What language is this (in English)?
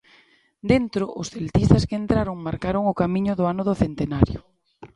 Galician